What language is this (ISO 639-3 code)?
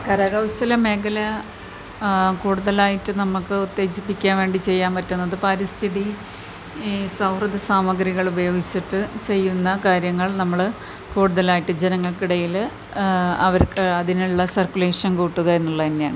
mal